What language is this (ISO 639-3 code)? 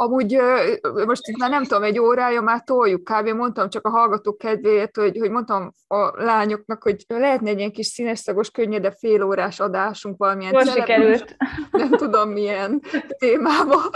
hun